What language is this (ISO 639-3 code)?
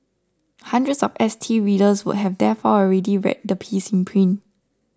eng